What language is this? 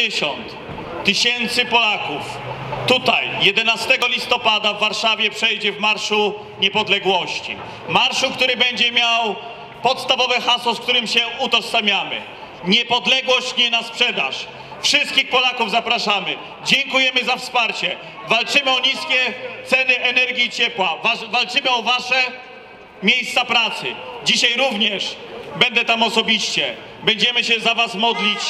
Polish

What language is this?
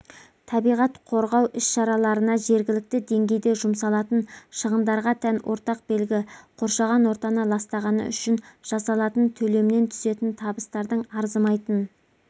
Kazakh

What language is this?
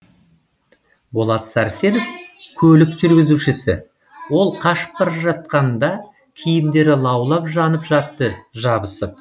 Kazakh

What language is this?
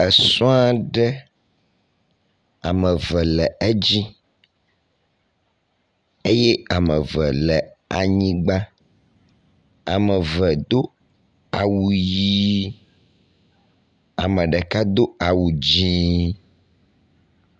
Ewe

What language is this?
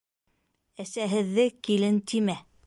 Bashkir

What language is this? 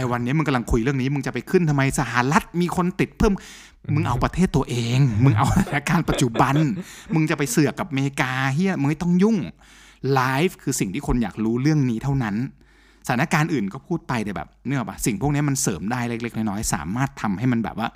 Thai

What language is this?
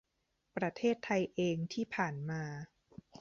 Thai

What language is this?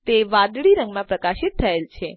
Gujarati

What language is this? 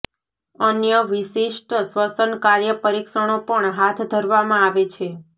Gujarati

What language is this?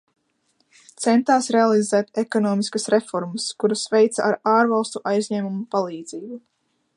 Latvian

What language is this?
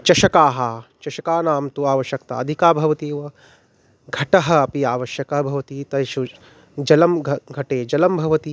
Sanskrit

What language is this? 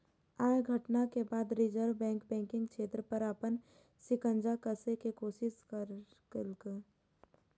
Maithili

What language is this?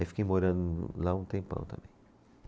Portuguese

